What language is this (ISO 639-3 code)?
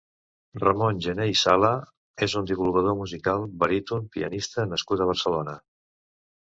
cat